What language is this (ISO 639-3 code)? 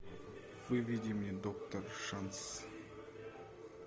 rus